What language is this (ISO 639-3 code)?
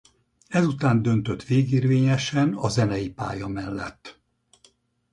hun